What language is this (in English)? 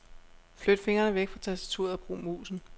Danish